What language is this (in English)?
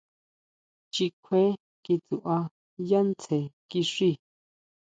Huautla Mazatec